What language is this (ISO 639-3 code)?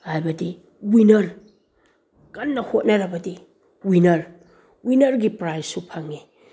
mni